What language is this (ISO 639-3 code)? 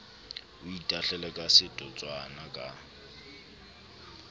sot